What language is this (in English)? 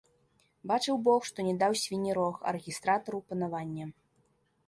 Belarusian